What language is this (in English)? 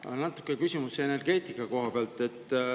Estonian